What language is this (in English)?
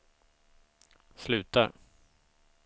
Swedish